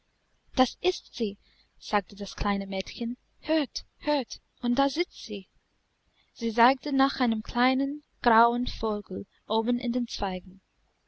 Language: German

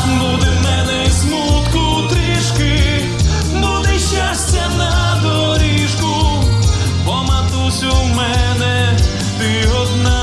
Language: Ukrainian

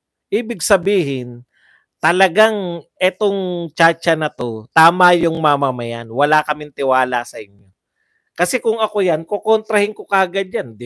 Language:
Filipino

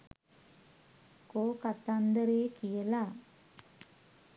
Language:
Sinhala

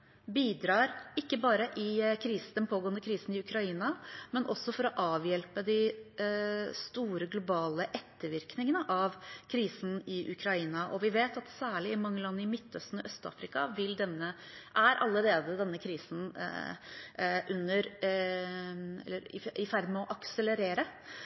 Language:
Norwegian Bokmål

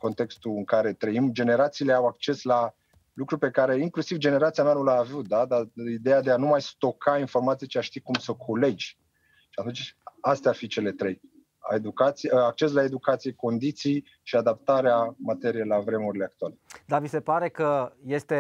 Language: Romanian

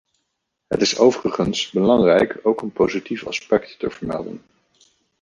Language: Dutch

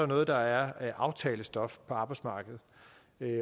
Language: Danish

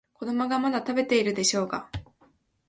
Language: Japanese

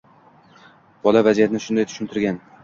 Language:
Uzbek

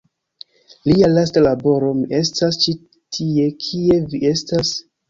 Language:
Esperanto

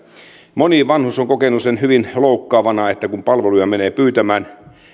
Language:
Finnish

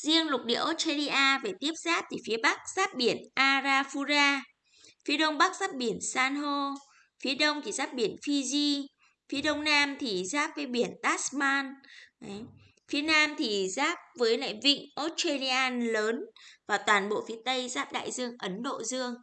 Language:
Vietnamese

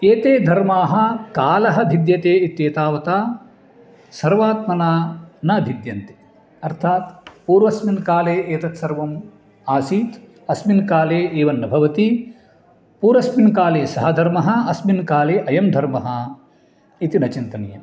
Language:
Sanskrit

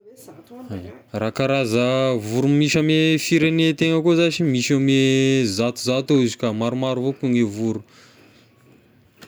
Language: Tesaka Malagasy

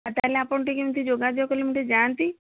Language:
Odia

